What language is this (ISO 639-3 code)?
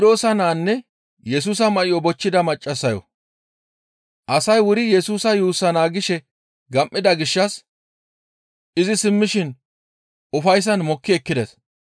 gmv